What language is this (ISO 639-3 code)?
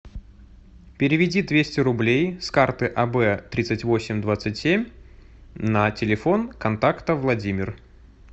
rus